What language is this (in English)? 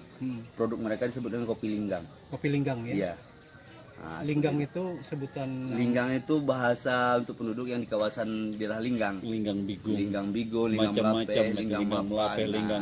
Indonesian